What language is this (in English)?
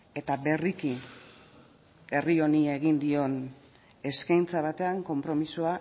Basque